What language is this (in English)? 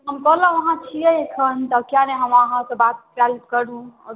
Maithili